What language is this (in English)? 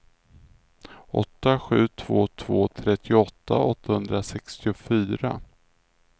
Swedish